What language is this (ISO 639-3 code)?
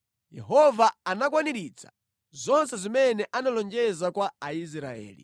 nya